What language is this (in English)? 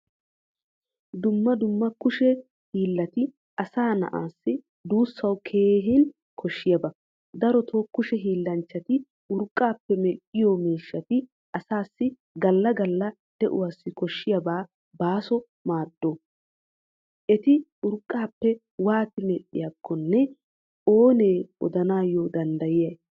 Wolaytta